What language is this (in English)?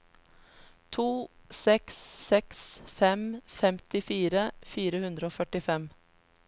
Norwegian